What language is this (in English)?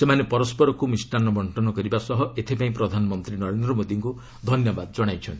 Odia